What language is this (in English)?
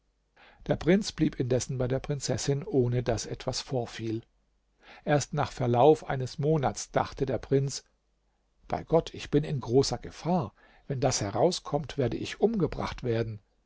German